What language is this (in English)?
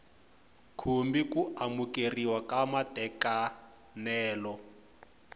Tsonga